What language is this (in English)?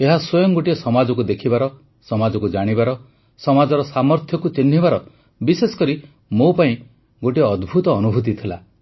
Odia